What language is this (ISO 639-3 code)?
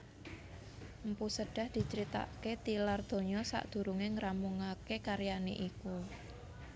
jav